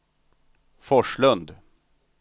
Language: Swedish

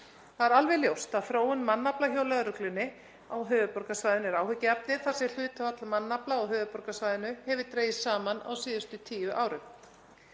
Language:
Icelandic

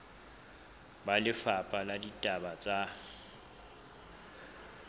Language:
Southern Sotho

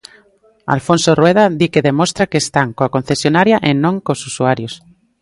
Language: Galician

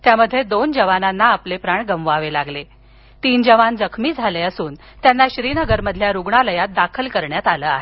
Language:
Marathi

